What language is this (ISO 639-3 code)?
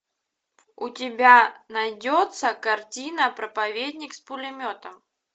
rus